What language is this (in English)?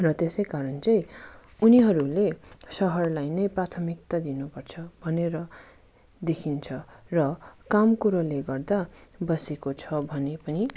Nepali